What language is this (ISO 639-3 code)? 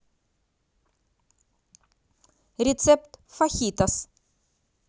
rus